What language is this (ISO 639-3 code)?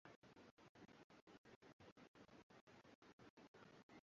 swa